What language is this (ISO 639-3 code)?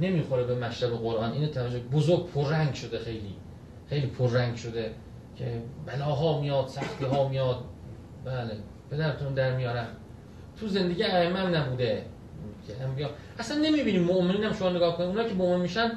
fas